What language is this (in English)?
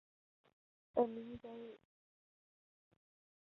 Chinese